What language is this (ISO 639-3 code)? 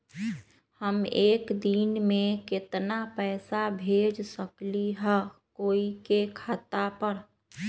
mag